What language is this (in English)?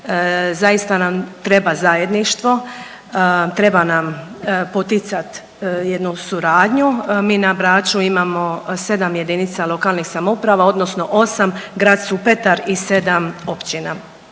Croatian